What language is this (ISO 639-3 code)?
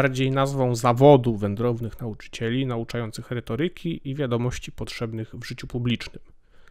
pol